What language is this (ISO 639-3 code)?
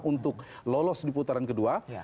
ind